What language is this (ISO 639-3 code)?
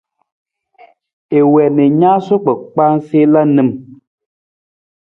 nmz